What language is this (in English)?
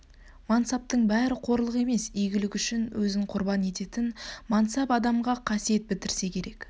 Kazakh